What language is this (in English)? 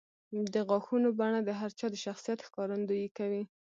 Pashto